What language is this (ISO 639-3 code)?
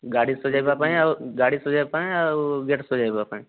ori